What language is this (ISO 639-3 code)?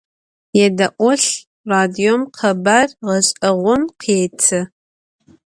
ady